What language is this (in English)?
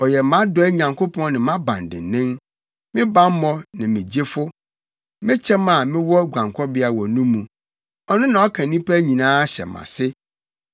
Akan